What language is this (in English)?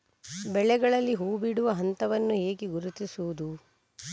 Kannada